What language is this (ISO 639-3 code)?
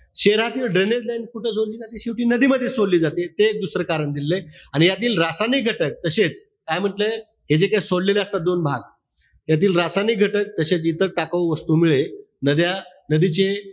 mar